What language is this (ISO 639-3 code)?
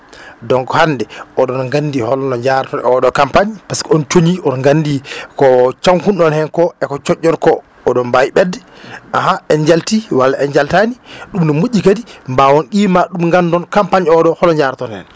ful